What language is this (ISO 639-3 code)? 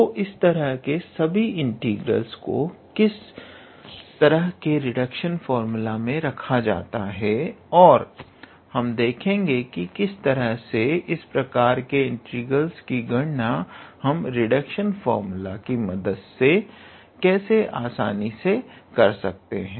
hin